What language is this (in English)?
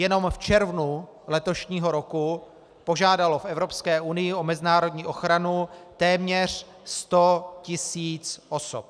Czech